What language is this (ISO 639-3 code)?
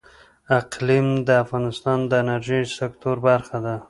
pus